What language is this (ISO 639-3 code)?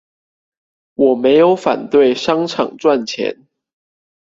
zho